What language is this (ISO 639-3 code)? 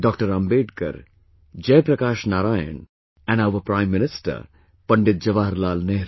eng